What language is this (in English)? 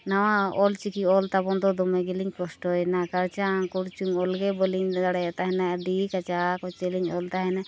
Santali